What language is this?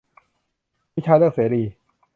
Thai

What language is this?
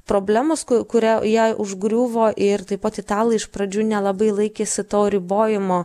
Lithuanian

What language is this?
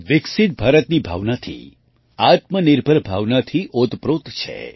Gujarati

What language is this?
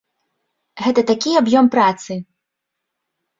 Belarusian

